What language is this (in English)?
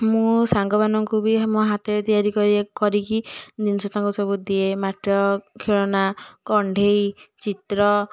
Odia